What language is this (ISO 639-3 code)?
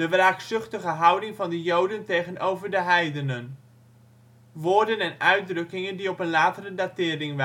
nld